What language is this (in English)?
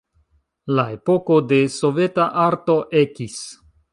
Esperanto